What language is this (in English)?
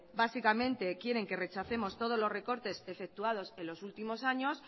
Spanish